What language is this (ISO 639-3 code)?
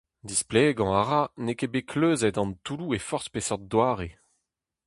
bre